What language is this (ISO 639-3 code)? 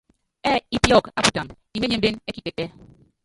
yav